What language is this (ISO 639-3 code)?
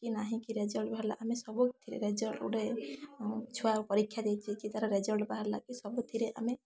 ori